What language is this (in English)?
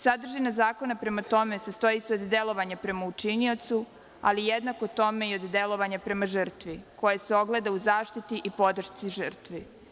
Serbian